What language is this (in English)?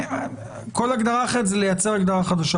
Hebrew